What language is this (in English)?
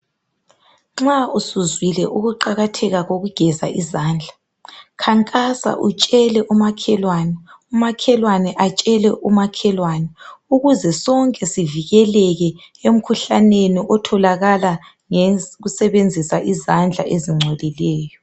North Ndebele